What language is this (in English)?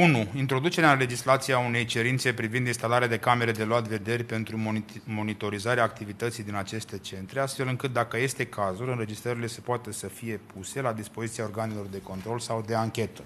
Romanian